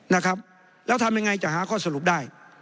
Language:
Thai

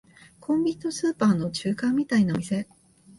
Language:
Japanese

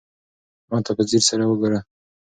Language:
Pashto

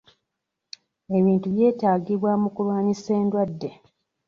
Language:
Ganda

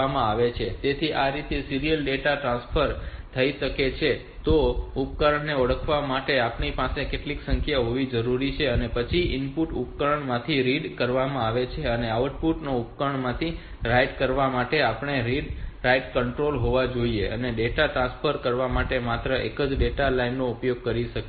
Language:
Gujarati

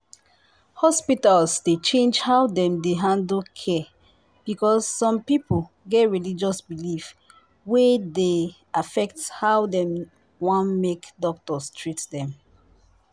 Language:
Nigerian Pidgin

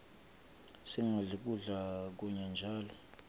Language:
Swati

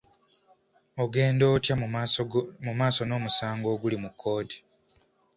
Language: Ganda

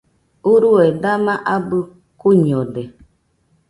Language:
Nüpode Huitoto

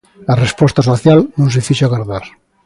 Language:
Galician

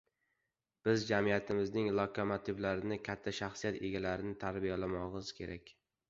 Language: Uzbek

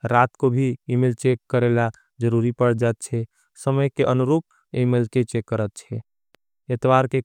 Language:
Angika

